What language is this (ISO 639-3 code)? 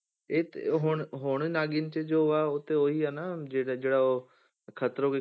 pan